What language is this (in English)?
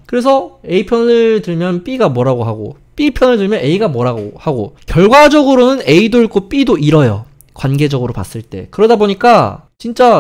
Korean